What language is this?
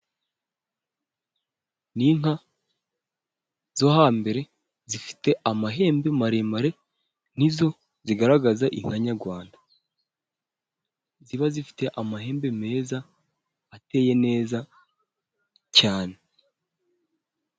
Kinyarwanda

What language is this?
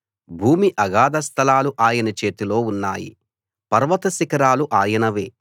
Telugu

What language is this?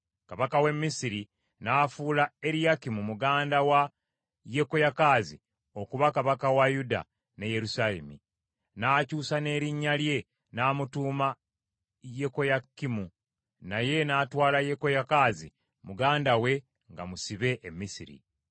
Ganda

